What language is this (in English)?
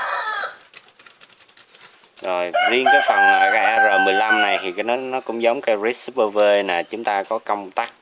Vietnamese